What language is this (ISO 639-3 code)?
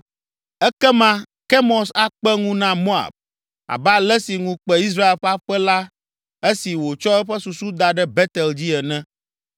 ewe